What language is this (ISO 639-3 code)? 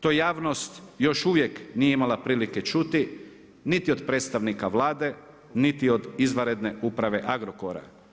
hrv